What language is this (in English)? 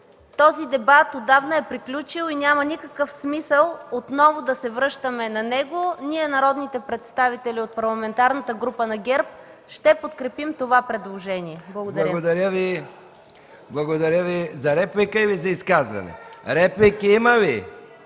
Bulgarian